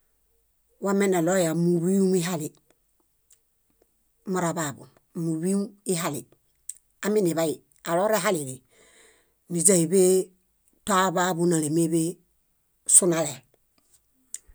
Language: Bayot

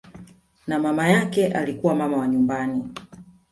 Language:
Swahili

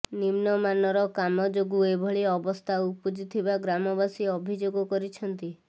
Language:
Odia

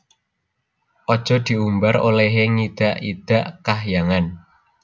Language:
Javanese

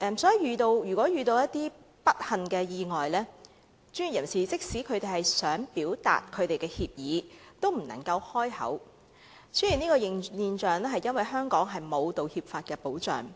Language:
Cantonese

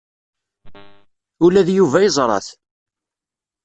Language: Kabyle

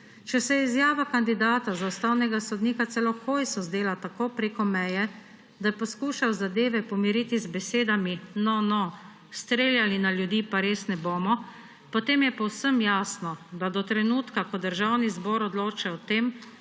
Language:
Slovenian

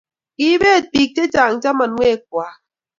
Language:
Kalenjin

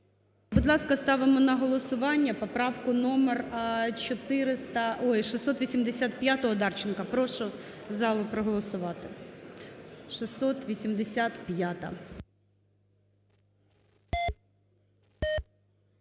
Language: Ukrainian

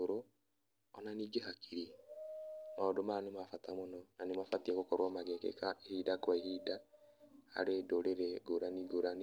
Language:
Kikuyu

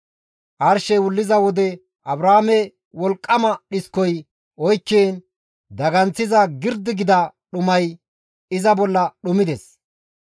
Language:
Gamo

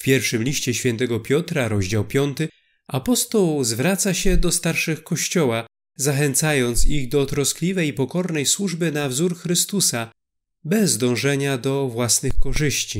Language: Polish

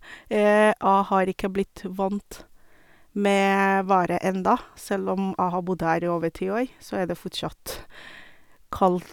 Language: Norwegian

